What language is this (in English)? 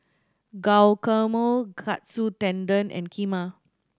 English